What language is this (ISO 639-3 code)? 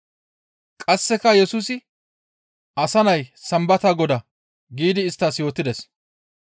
gmv